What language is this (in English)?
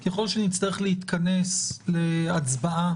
Hebrew